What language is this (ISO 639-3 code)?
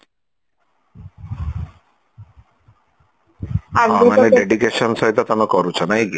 ori